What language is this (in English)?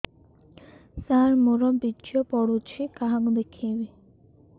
Odia